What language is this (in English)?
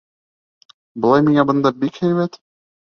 Bashkir